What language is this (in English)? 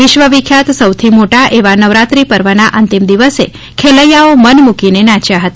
Gujarati